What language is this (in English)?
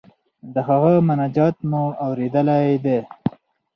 Pashto